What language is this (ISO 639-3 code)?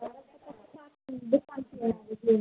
hin